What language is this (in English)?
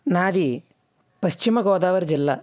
Telugu